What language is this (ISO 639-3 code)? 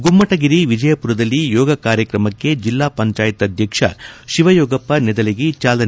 kan